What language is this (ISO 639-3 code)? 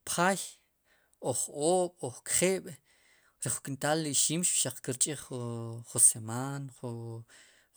qum